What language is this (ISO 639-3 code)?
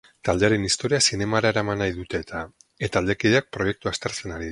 eus